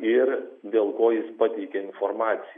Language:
Lithuanian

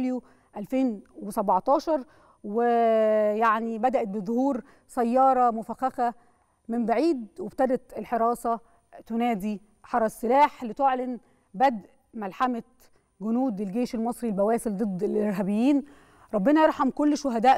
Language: Arabic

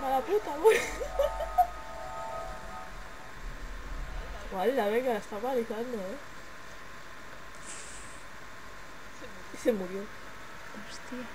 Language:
Spanish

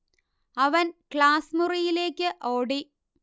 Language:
Malayalam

